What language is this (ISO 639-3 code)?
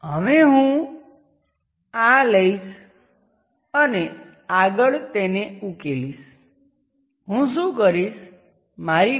guj